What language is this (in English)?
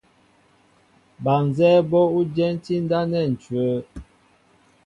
Mbo (Cameroon)